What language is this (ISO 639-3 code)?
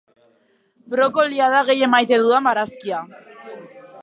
eus